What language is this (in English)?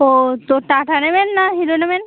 Bangla